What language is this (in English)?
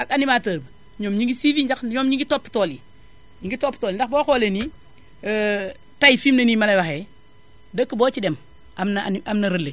Wolof